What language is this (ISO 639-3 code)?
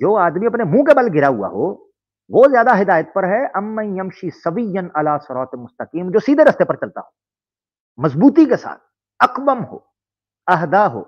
hin